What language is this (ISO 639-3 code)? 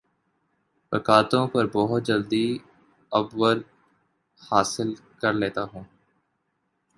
urd